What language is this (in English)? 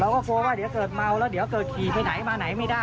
Thai